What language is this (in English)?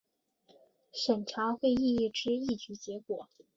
Chinese